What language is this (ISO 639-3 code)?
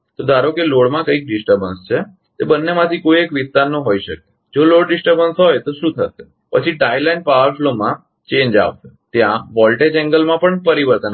guj